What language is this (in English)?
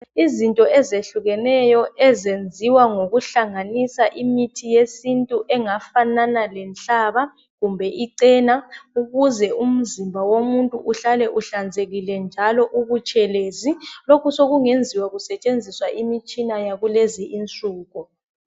North Ndebele